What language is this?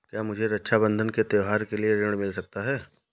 Hindi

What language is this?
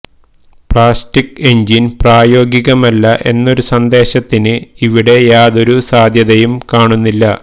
Malayalam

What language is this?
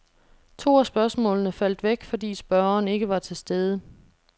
Danish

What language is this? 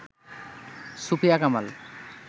Bangla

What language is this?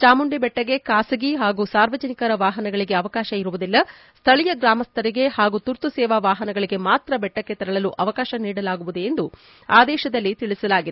Kannada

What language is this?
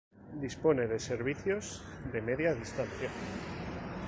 Spanish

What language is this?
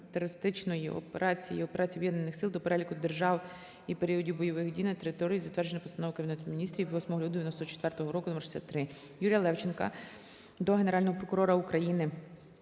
Ukrainian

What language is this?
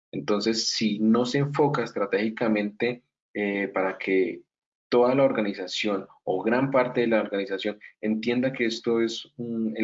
Spanish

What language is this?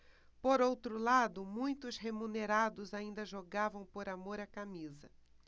Portuguese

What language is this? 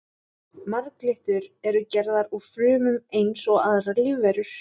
Icelandic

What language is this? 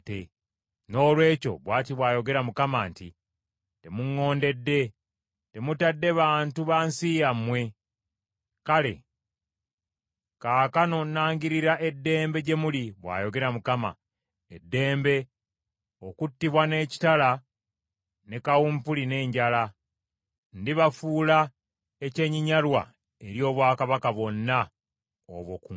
Ganda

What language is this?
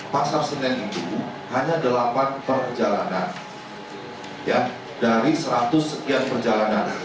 Indonesian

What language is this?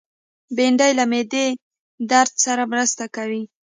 Pashto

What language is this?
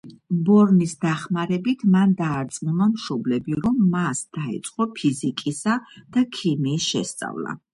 Georgian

